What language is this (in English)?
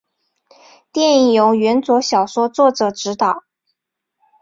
Chinese